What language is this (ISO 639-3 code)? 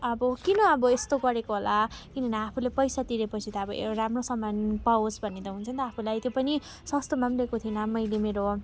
nep